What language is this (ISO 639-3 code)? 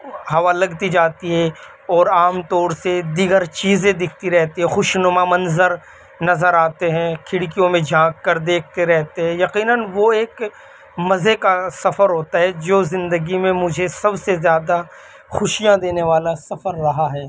urd